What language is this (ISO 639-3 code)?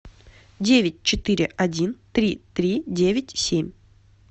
rus